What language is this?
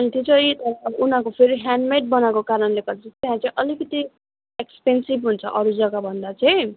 Nepali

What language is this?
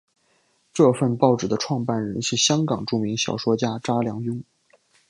Chinese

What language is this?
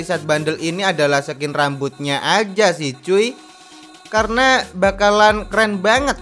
Indonesian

